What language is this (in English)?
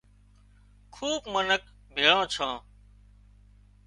Wadiyara Koli